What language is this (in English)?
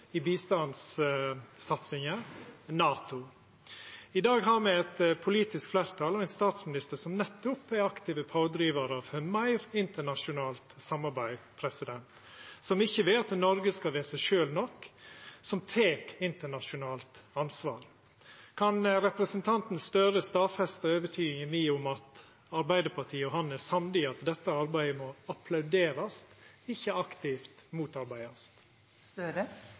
Norwegian Nynorsk